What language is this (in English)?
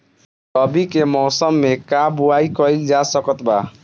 Bhojpuri